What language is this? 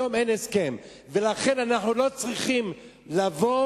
Hebrew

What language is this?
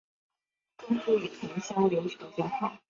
Chinese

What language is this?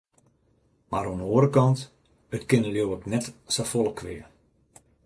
Western Frisian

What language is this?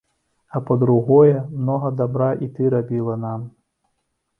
Belarusian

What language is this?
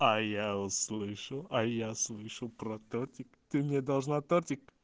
Russian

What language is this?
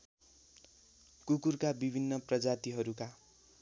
Nepali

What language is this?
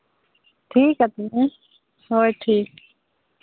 Santali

